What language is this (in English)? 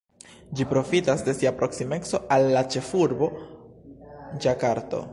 Esperanto